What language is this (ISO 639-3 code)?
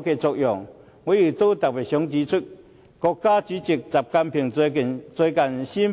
yue